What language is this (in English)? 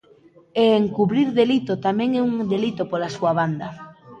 Galician